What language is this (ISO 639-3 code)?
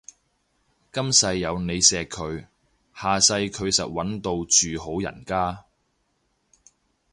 yue